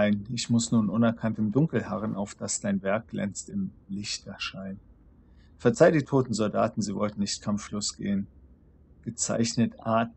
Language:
German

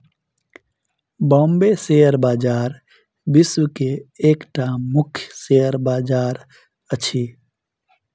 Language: Maithili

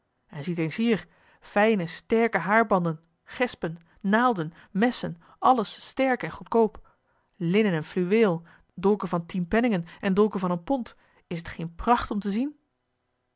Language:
Dutch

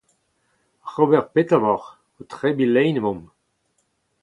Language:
Breton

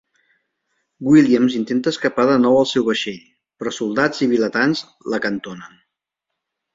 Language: Catalan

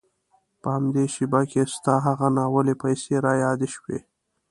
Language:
Pashto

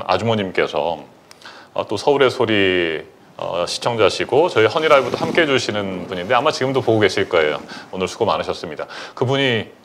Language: Korean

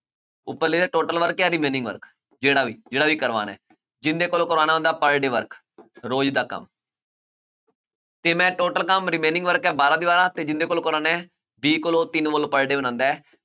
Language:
Punjabi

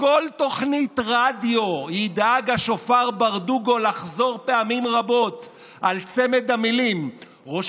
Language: Hebrew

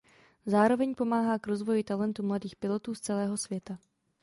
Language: Czech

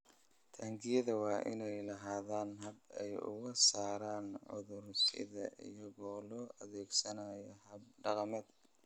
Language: Somali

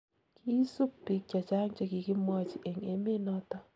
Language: Kalenjin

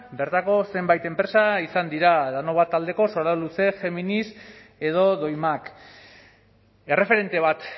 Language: Basque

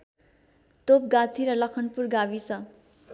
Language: Nepali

